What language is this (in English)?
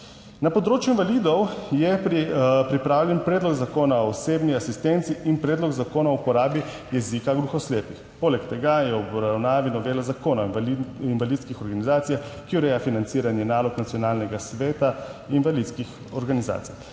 Slovenian